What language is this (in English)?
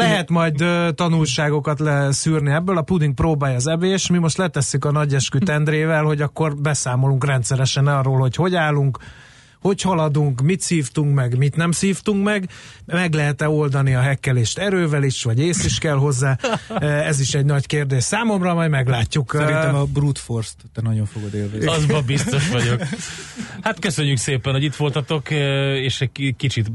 Hungarian